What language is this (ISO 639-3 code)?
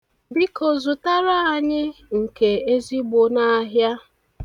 ibo